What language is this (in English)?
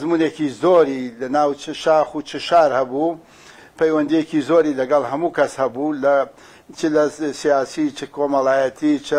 Turkish